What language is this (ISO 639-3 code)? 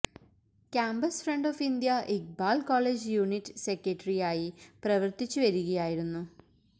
mal